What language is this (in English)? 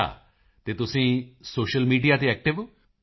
Punjabi